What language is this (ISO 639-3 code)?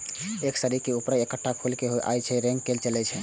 mai